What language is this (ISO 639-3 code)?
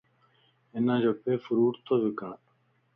lss